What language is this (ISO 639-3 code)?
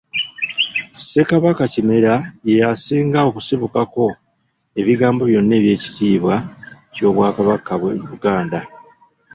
lug